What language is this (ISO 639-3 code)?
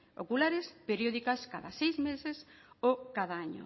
spa